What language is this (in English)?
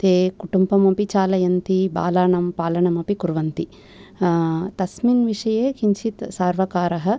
Sanskrit